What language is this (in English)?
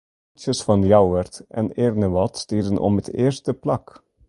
Western Frisian